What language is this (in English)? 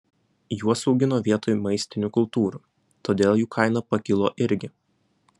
Lithuanian